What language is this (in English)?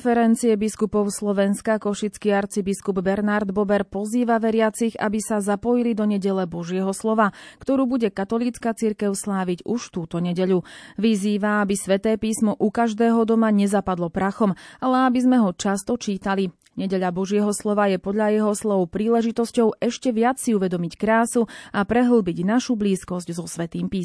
Slovak